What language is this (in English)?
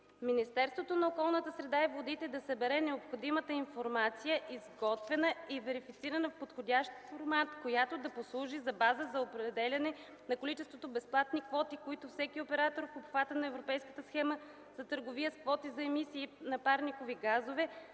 Bulgarian